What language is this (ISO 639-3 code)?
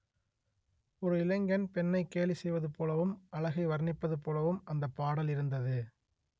tam